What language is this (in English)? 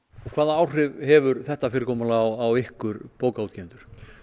Icelandic